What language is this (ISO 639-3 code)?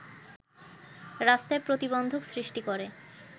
ben